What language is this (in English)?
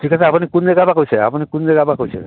Assamese